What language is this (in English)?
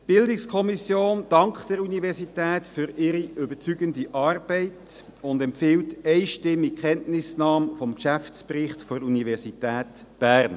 Swiss German